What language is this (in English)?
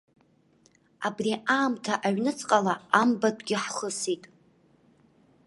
Abkhazian